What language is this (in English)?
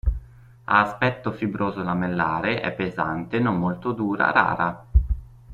Italian